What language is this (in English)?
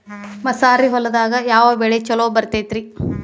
Kannada